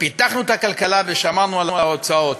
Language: Hebrew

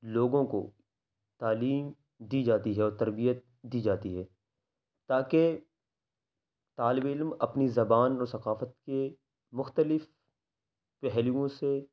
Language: Urdu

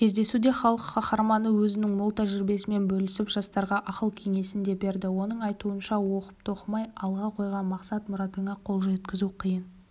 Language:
Kazakh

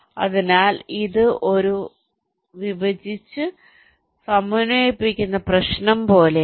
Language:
Malayalam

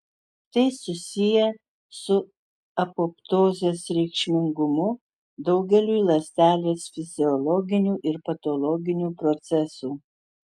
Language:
Lithuanian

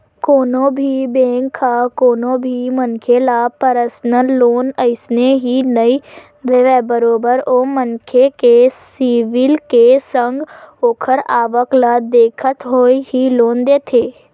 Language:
Chhattisgarhi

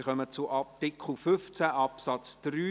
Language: Swiss German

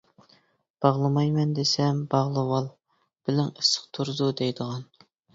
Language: Uyghur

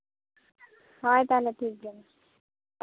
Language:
Santali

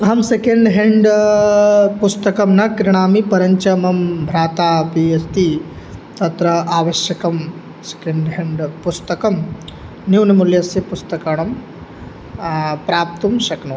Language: Sanskrit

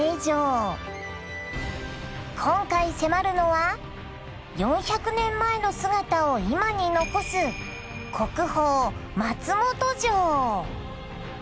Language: Japanese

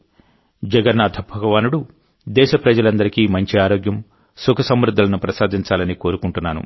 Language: Telugu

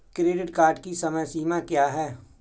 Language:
Hindi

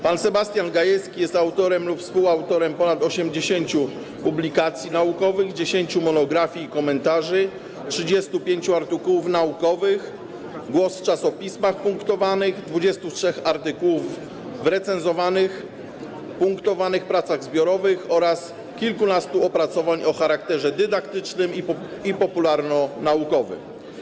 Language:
Polish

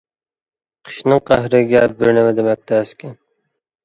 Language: Uyghur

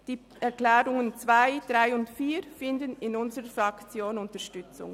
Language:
Swiss German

